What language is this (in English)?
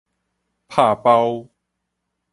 Min Nan Chinese